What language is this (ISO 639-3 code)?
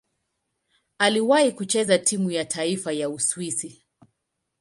swa